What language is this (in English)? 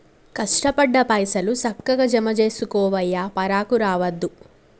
Telugu